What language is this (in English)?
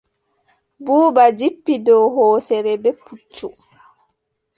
Adamawa Fulfulde